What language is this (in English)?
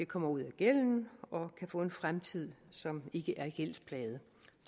Danish